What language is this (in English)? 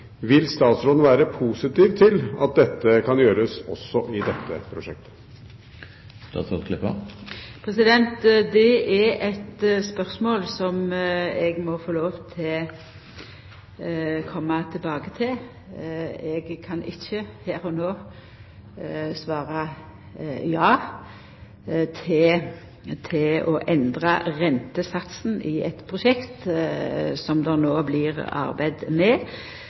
Norwegian